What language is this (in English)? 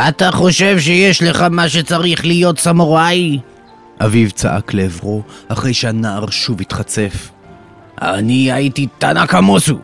Hebrew